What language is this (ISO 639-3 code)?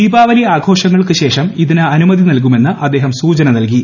mal